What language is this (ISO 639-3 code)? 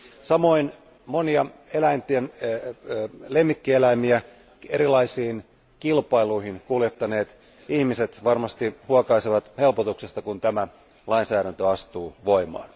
fin